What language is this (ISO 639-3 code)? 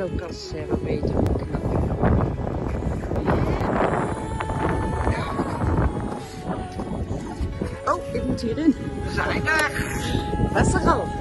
nld